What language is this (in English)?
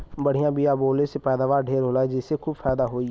Bhojpuri